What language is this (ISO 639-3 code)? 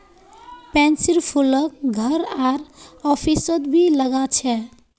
mag